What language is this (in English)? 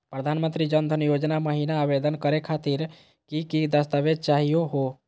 Magahi